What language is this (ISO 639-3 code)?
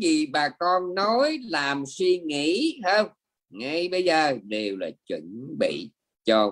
vie